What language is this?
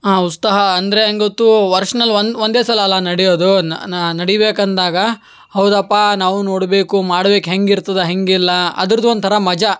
Kannada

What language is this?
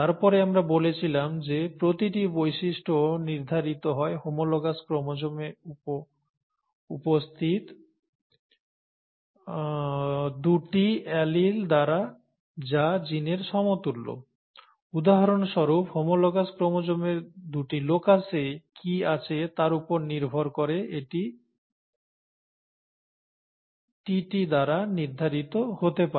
Bangla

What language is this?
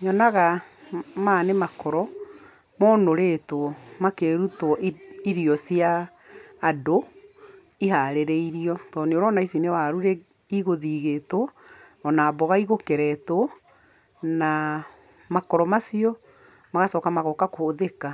Kikuyu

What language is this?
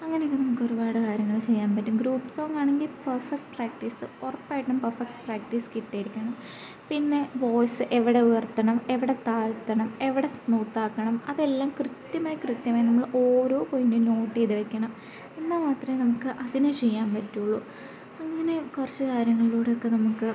Malayalam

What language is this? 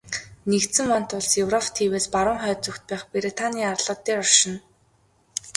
Mongolian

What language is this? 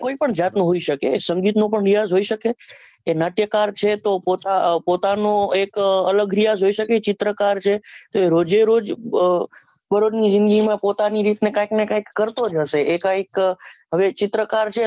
Gujarati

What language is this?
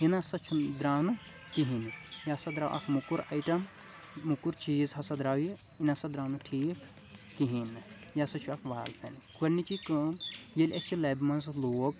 Kashmiri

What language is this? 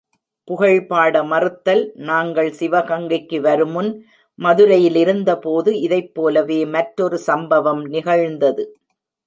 Tamil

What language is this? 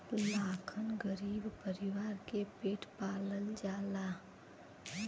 Bhojpuri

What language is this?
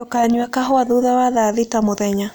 Kikuyu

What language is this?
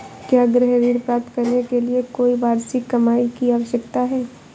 Hindi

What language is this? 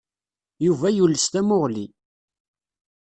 Kabyle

